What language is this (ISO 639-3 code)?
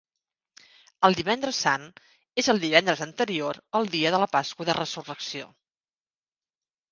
cat